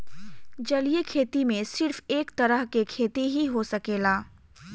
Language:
Bhojpuri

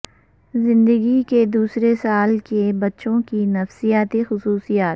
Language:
Urdu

